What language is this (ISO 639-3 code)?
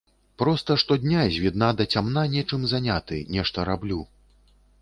bel